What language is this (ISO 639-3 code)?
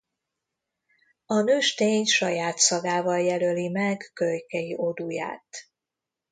hun